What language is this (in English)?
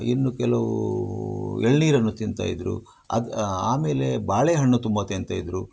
Kannada